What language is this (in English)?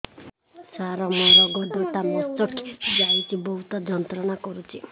Odia